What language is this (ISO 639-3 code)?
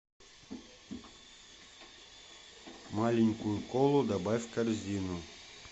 rus